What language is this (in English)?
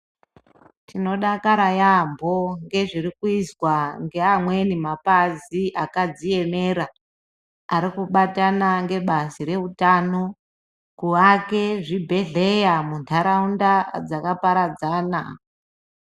Ndau